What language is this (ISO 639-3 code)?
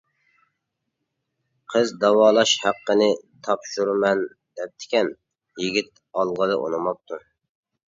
uig